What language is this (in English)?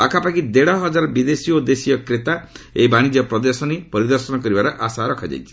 Odia